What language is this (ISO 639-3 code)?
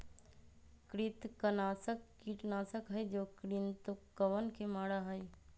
mag